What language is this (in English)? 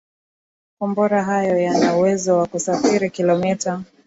Swahili